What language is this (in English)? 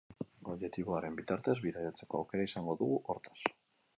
Basque